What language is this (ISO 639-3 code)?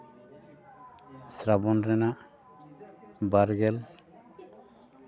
sat